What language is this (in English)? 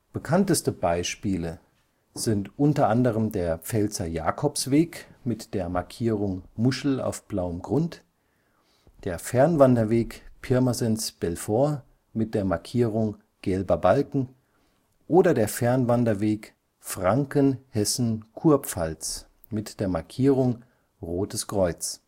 German